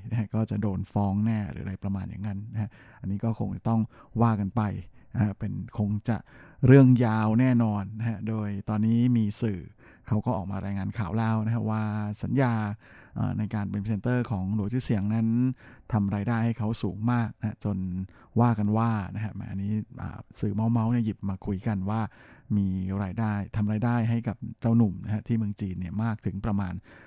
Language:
Thai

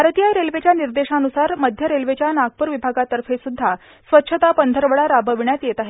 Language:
Marathi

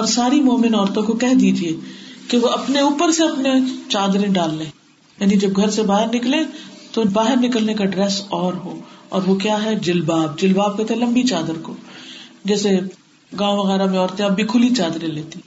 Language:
Urdu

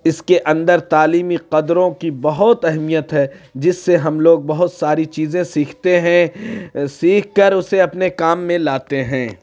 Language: Urdu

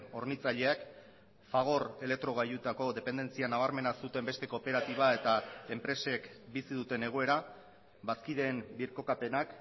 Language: Basque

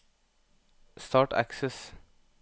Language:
Norwegian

